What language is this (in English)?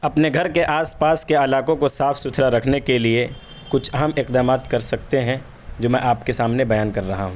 Urdu